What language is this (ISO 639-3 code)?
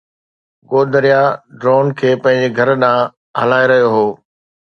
snd